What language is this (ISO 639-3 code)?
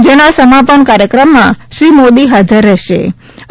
guj